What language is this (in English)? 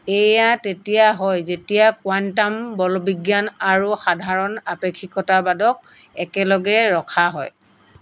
Assamese